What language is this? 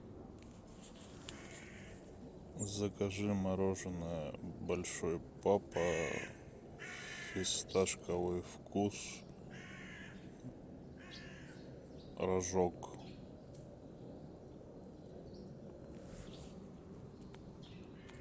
Russian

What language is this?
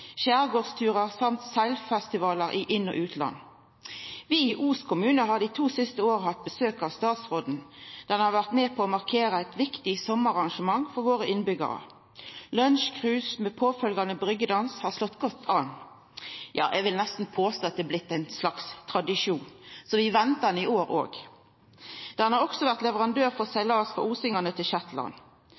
Norwegian Nynorsk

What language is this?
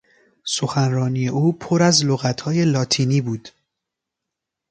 Persian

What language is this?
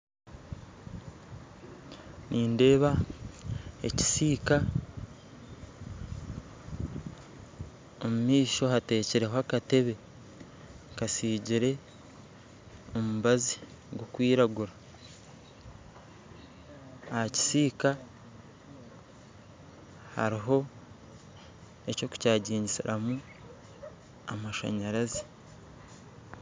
Nyankole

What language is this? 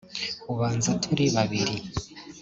Kinyarwanda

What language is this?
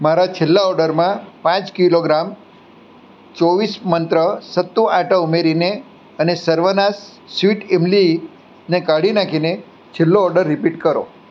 Gujarati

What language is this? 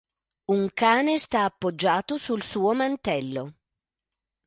Italian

